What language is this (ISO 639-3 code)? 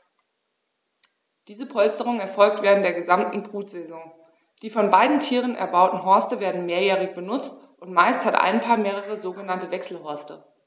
deu